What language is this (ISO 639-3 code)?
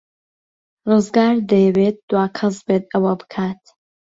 ckb